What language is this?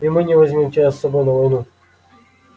Russian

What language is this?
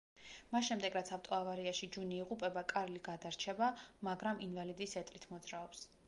Georgian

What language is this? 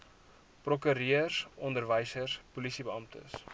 Afrikaans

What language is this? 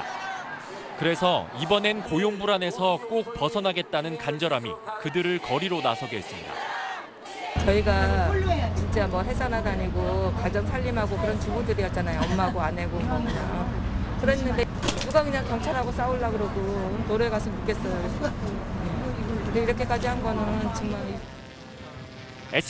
Korean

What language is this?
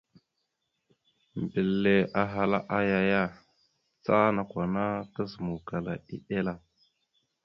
Mada (Cameroon)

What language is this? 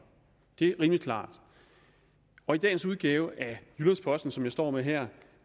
Danish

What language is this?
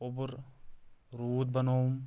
Kashmiri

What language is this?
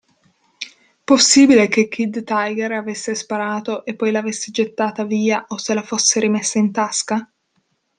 Italian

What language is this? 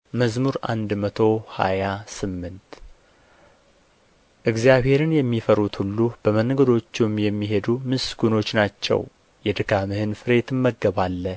Amharic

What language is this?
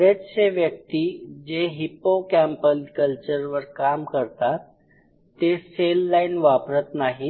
Marathi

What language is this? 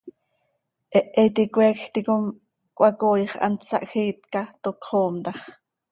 Seri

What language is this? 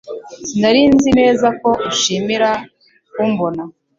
Kinyarwanda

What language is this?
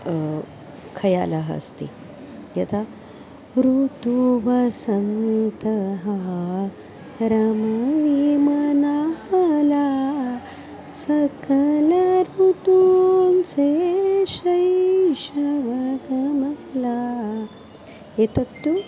Sanskrit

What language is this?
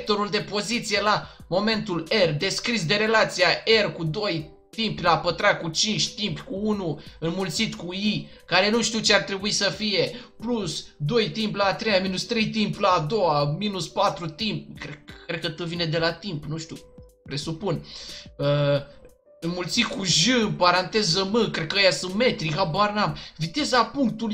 Romanian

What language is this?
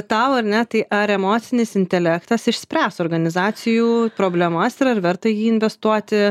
Lithuanian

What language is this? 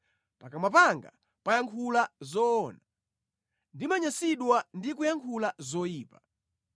Nyanja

